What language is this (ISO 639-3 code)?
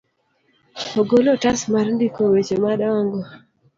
luo